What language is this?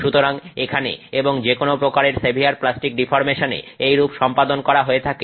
Bangla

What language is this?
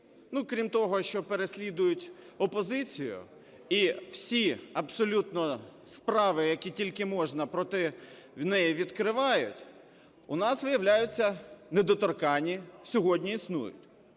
Ukrainian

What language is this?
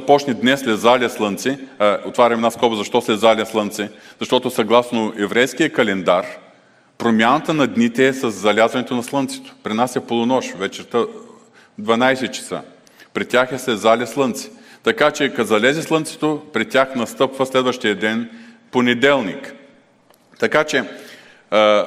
Bulgarian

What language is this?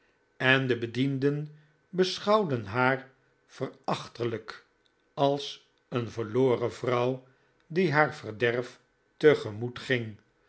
Dutch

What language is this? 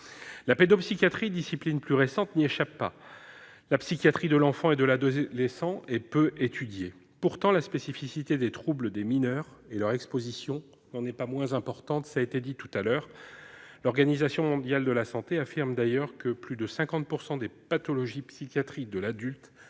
French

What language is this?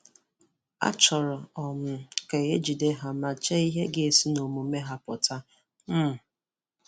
Igbo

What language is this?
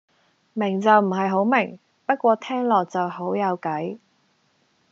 Cantonese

